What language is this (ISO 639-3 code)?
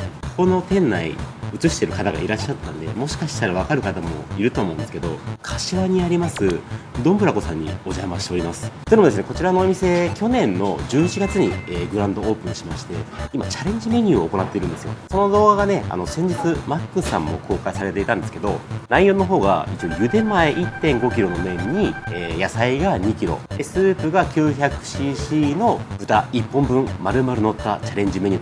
jpn